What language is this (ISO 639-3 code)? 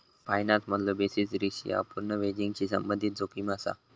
mar